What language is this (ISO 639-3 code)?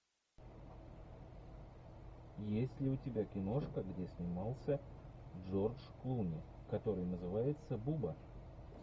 rus